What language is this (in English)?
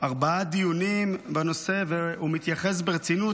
Hebrew